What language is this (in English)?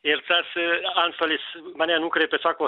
Lithuanian